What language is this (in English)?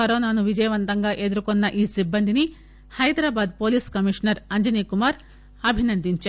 Telugu